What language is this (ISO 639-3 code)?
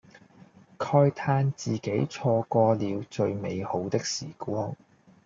yue